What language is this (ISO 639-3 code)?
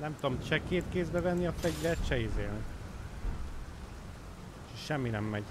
hun